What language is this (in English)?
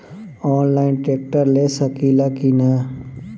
Bhojpuri